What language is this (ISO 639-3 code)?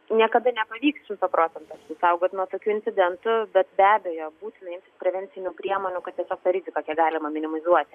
lit